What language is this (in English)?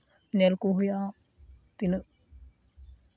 Santali